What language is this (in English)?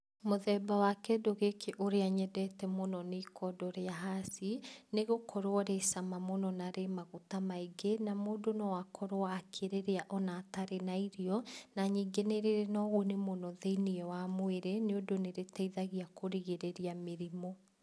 Kikuyu